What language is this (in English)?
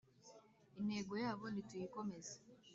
Kinyarwanda